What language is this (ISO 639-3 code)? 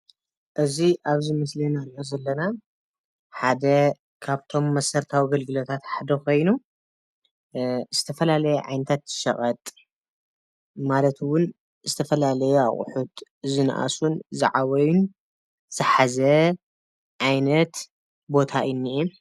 tir